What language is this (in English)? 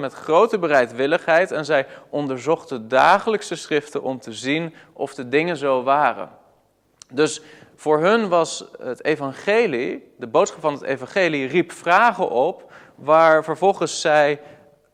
Dutch